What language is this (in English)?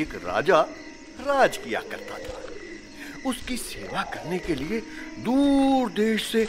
Hindi